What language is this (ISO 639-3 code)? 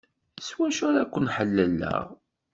kab